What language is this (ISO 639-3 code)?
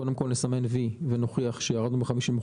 heb